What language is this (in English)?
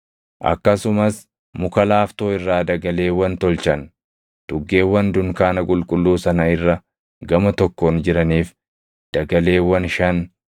Oromo